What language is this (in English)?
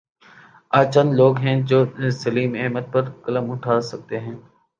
Urdu